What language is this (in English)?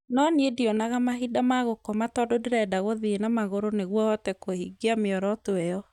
Kikuyu